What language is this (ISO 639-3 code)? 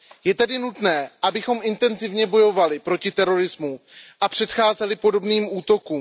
ces